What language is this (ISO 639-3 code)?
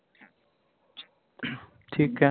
pan